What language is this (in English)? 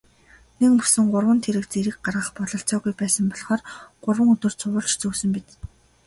Mongolian